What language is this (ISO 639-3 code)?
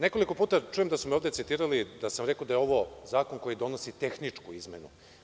srp